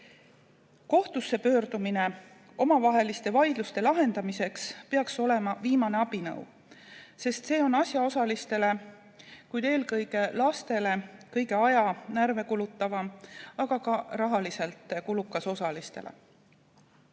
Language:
Estonian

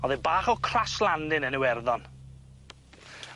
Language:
Welsh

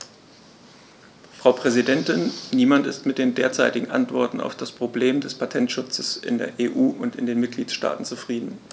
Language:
German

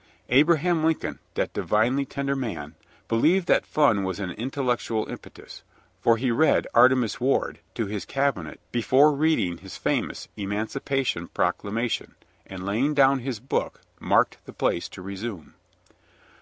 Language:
English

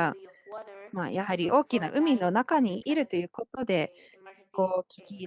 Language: Japanese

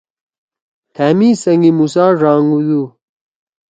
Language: Torwali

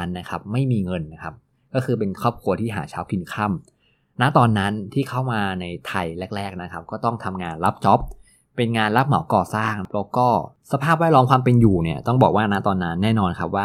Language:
Thai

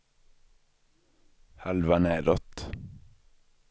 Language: Swedish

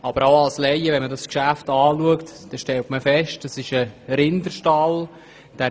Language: Swiss German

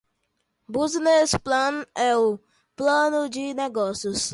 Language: Portuguese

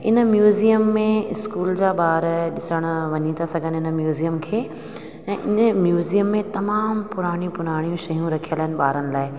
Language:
Sindhi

